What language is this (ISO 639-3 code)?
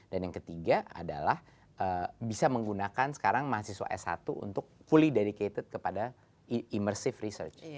ind